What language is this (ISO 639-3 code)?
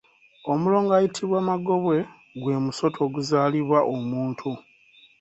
lug